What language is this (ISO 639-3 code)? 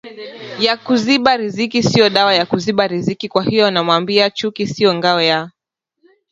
swa